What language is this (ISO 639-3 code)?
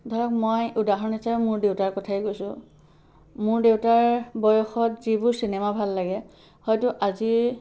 asm